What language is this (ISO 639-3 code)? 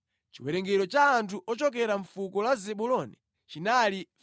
nya